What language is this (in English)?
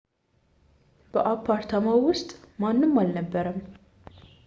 Amharic